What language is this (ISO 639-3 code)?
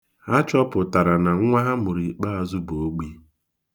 ibo